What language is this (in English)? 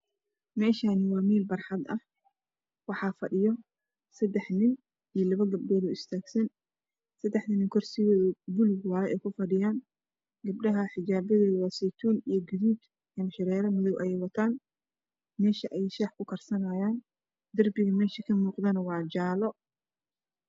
Somali